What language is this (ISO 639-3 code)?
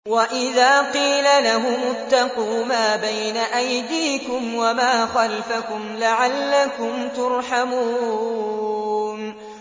ara